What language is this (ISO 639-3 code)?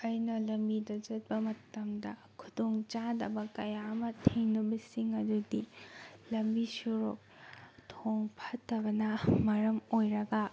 mni